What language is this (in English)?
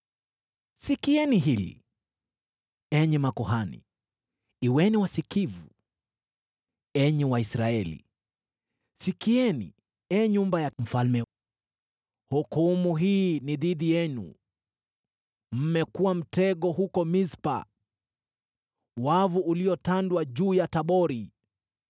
Swahili